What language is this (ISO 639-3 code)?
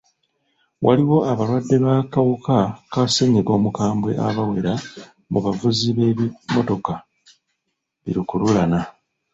lug